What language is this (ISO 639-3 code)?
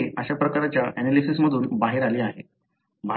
mar